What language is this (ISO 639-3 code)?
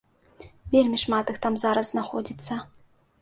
bel